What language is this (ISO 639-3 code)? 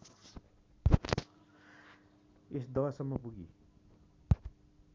nep